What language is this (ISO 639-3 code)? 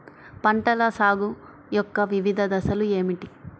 tel